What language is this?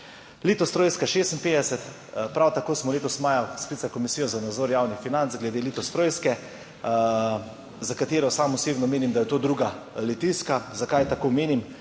Slovenian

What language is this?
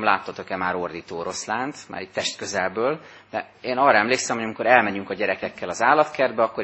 Hungarian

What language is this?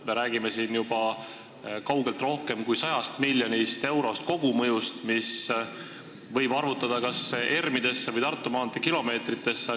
Estonian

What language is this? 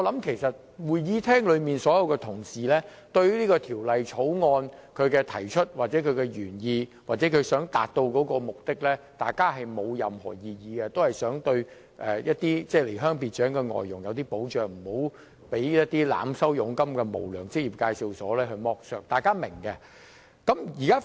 Cantonese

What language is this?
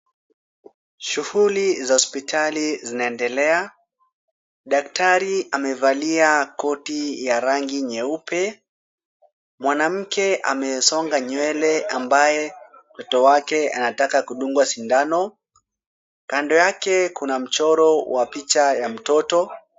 Swahili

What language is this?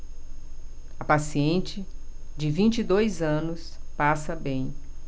Portuguese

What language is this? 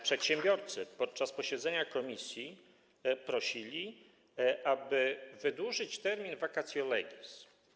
Polish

